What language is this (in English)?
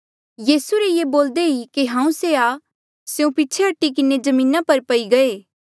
Mandeali